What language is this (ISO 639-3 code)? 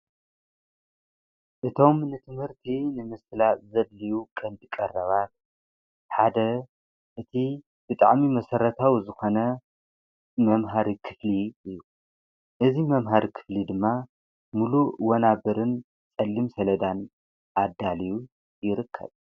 tir